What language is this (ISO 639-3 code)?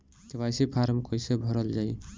bho